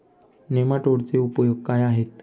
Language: Marathi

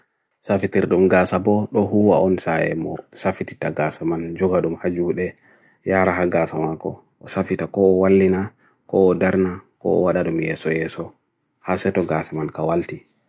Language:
Bagirmi Fulfulde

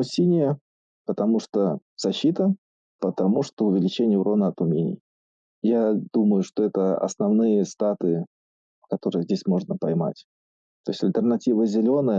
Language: Russian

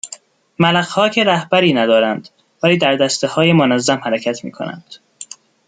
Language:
Persian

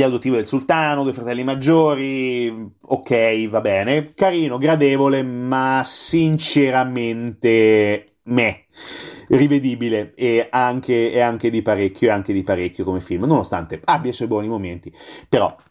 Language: Italian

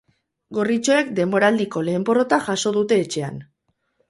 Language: Basque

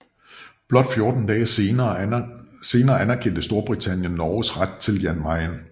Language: Danish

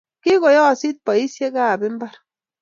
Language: Kalenjin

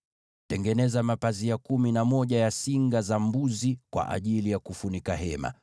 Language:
Swahili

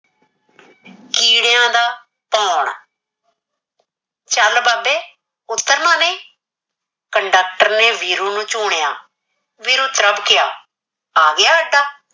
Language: Punjabi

